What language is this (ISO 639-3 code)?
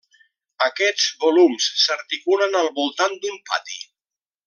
cat